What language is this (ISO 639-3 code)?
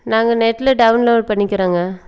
tam